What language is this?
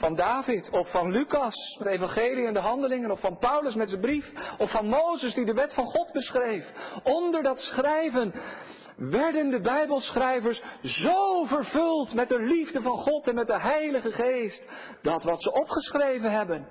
Dutch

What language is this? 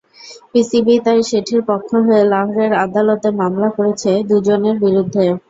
Bangla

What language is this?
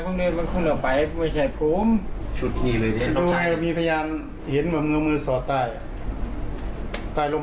Thai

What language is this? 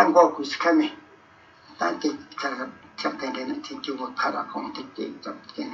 Romanian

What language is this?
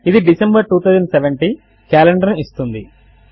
Telugu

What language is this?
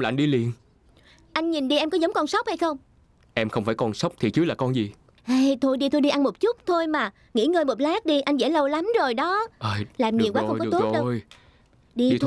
Vietnamese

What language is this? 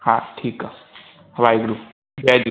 Sindhi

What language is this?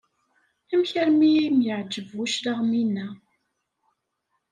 Kabyle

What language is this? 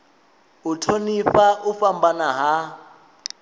Venda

